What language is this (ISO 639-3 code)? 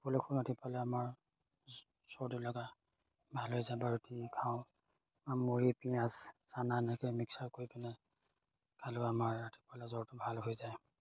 asm